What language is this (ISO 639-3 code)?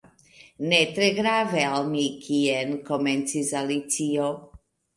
epo